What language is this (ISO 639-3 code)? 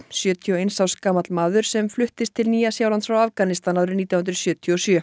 isl